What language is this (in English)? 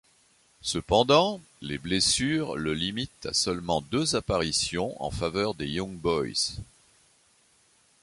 French